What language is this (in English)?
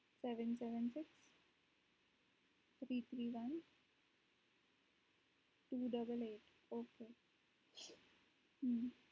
Gujarati